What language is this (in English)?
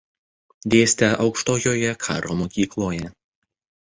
Lithuanian